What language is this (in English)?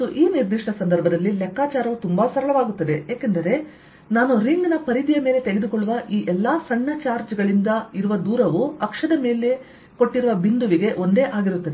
Kannada